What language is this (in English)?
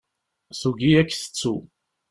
Kabyle